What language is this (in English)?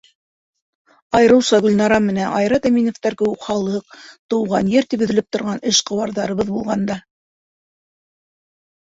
Bashkir